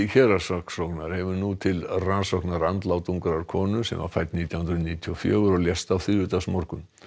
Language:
Icelandic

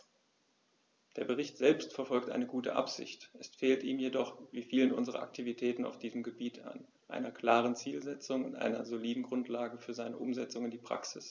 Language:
German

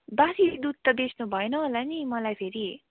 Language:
Nepali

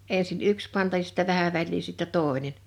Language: Finnish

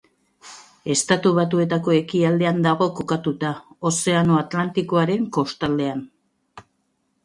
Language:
Basque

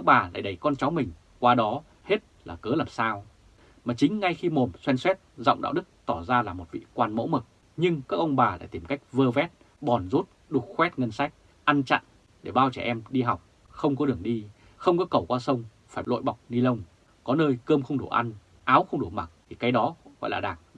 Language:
Vietnamese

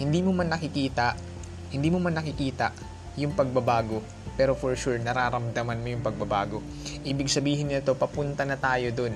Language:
Filipino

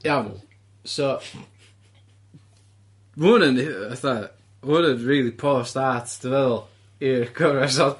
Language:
Welsh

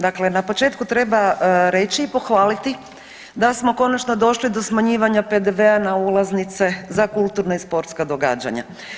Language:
Croatian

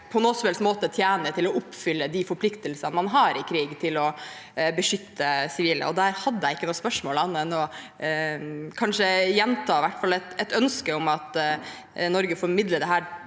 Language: Norwegian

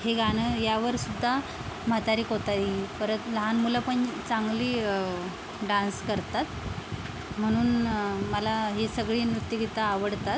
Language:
Marathi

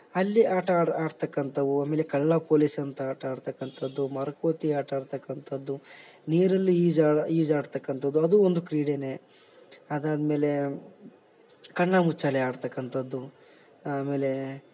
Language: Kannada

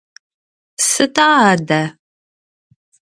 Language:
Adyghe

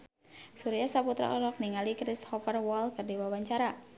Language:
Sundanese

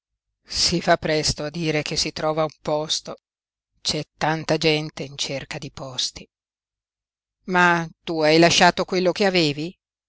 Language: Italian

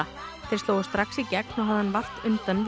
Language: Icelandic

